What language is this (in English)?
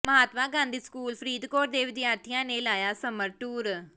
Punjabi